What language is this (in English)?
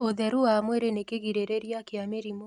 Kikuyu